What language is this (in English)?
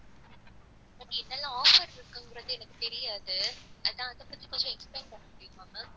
Tamil